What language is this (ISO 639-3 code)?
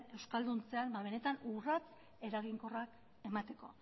eus